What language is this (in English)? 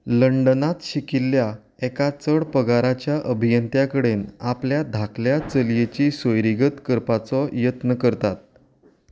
Konkani